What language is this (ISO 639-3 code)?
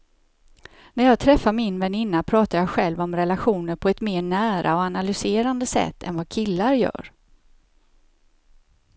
swe